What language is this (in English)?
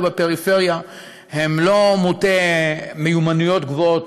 Hebrew